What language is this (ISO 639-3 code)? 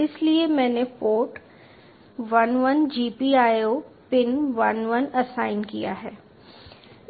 hin